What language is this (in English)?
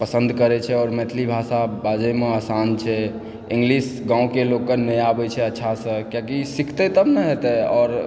Maithili